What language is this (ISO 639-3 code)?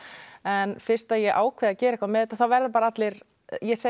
isl